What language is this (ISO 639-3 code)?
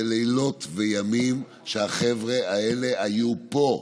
heb